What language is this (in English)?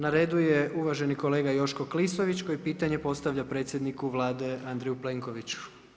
Croatian